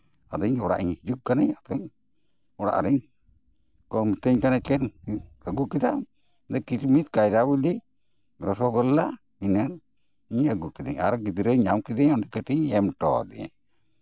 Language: Santali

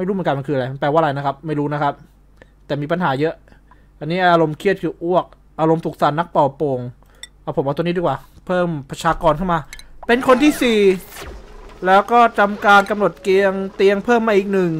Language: Thai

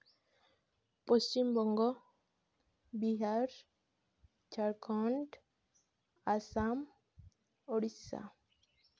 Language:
Santali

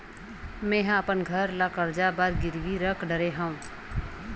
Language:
Chhattisgarhi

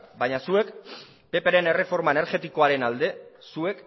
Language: Basque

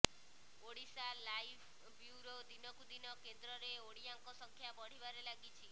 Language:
Odia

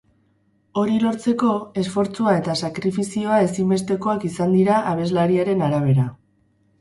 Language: Basque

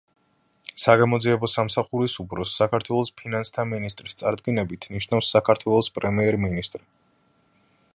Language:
Georgian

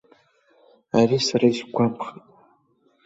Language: Abkhazian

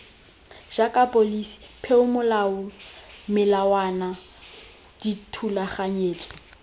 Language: Tswana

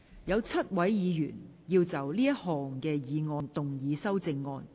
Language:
Cantonese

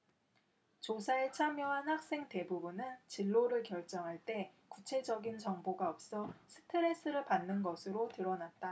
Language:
Korean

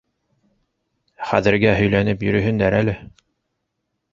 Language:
Bashkir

